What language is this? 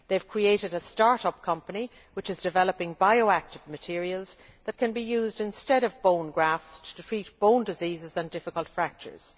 English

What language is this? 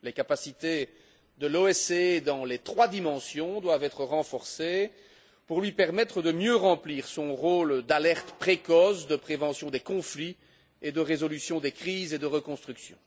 French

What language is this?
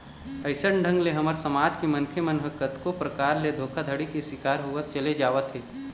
Chhattisgarhi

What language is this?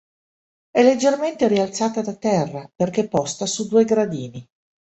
Italian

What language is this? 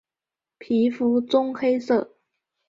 Chinese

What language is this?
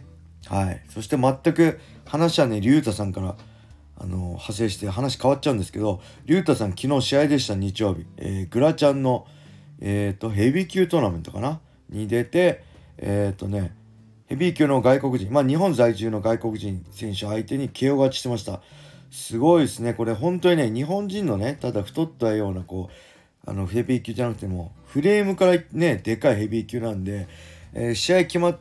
Japanese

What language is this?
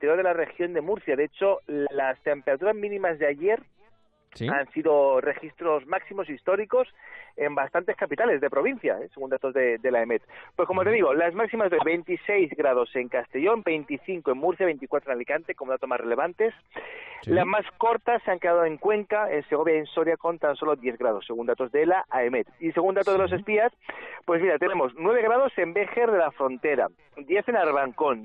Spanish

